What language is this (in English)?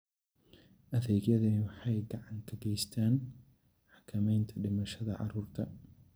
Somali